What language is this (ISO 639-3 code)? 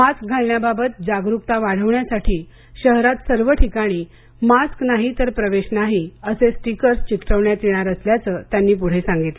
mar